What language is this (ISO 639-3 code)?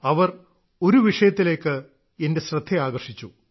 mal